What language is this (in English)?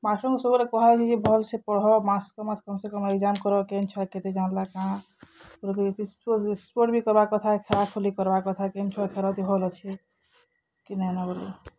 Odia